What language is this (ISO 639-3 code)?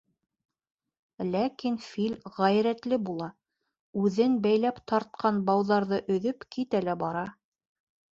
bak